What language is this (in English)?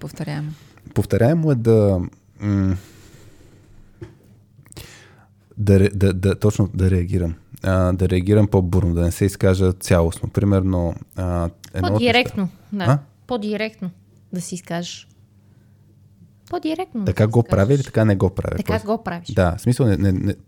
Bulgarian